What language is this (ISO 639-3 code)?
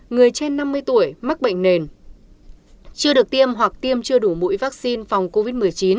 vie